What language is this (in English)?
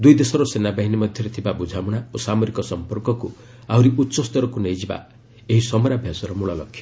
Odia